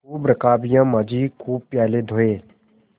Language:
Hindi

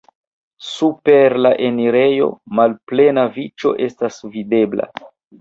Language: Esperanto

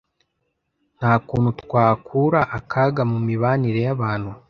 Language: Kinyarwanda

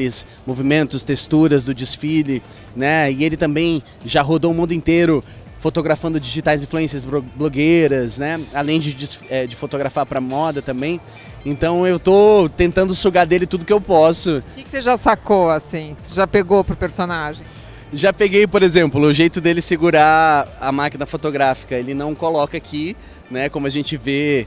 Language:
Portuguese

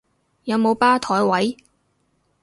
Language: Cantonese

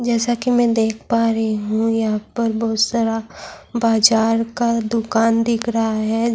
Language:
Urdu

